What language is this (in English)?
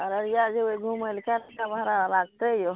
Maithili